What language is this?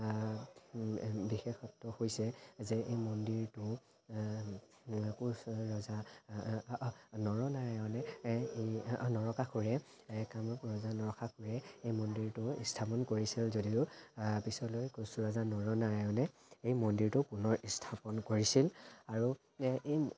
Assamese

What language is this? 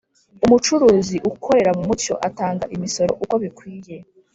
Kinyarwanda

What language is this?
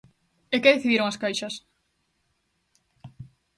Galician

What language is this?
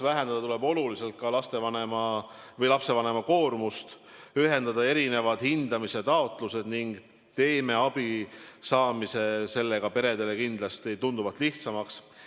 Estonian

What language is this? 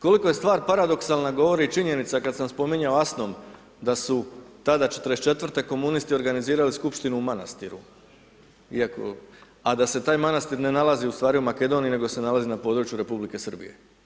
Croatian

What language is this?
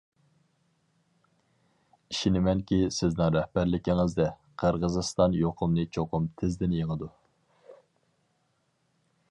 Uyghur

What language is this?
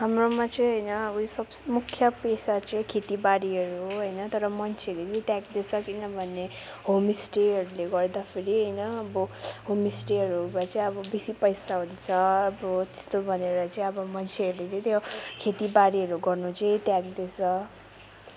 Nepali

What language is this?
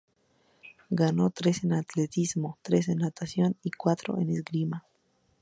Spanish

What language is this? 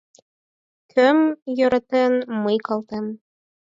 Mari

